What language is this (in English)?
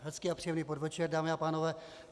Czech